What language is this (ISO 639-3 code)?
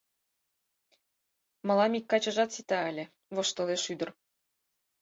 chm